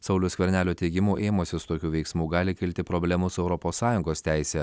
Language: Lithuanian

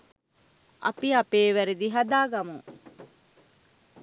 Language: Sinhala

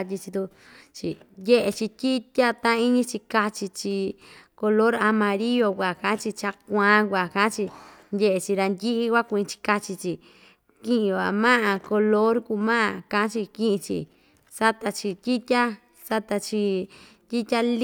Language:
Ixtayutla Mixtec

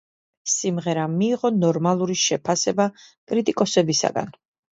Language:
Georgian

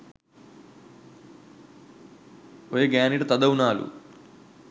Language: Sinhala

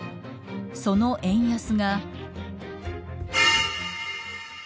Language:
Japanese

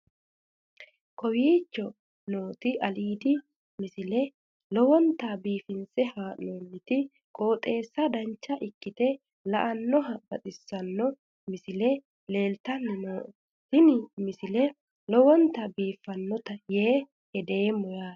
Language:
Sidamo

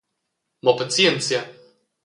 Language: Romansh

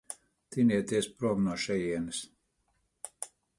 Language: Latvian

